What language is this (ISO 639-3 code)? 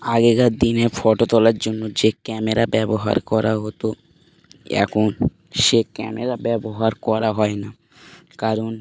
ben